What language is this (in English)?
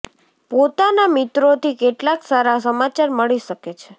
Gujarati